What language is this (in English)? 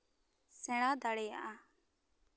Santali